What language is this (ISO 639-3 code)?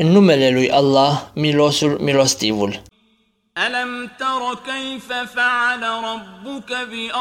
ron